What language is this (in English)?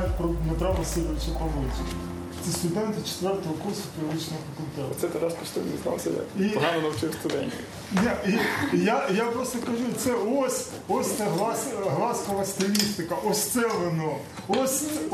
Ukrainian